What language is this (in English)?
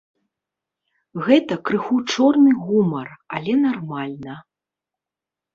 Belarusian